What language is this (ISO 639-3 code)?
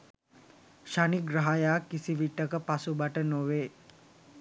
sin